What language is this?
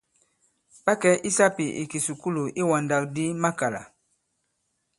Bankon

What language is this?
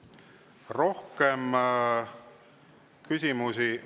Estonian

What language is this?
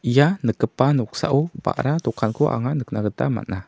Garo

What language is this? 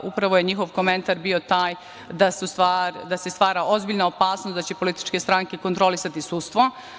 Serbian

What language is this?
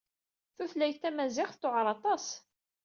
Kabyle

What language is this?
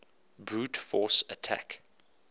English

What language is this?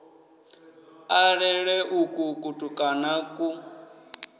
Venda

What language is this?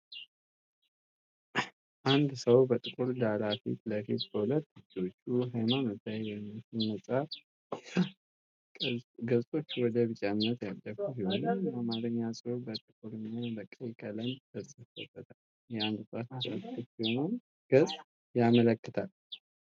Amharic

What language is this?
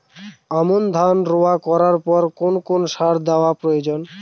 Bangla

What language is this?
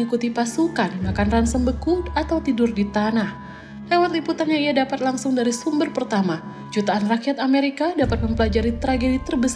Indonesian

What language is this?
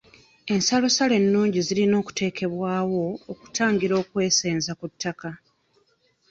Ganda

